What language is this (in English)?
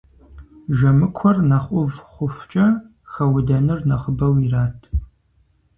Kabardian